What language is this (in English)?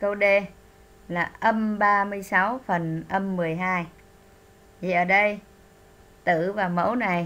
Vietnamese